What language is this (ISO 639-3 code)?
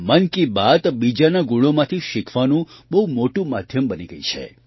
guj